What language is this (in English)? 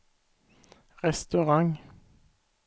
Swedish